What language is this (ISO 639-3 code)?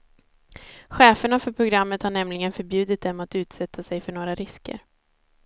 swe